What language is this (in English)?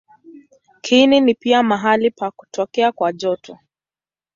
Swahili